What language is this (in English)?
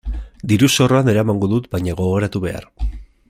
Basque